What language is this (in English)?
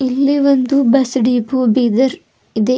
Kannada